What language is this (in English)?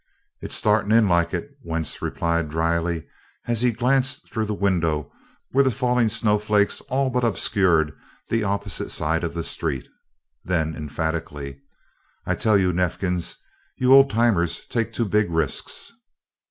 English